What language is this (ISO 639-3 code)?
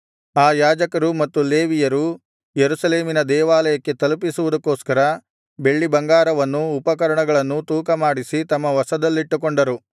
kan